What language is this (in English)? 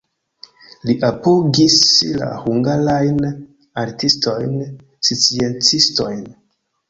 Esperanto